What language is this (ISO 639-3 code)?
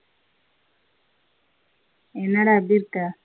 tam